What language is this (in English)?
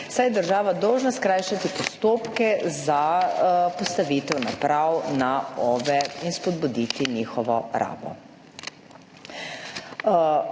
Slovenian